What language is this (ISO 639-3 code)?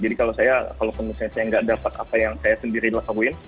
ind